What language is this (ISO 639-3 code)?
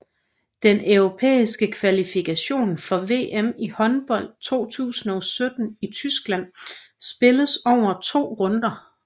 dan